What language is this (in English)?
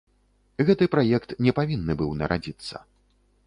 Belarusian